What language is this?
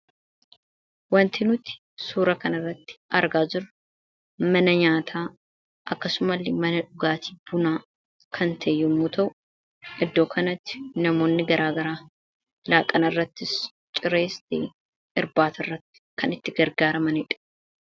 Oromo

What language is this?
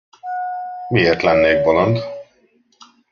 Hungarian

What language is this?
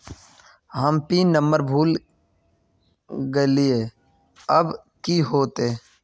Magahi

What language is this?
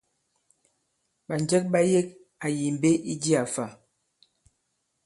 Bankon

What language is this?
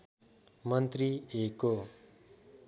Nepali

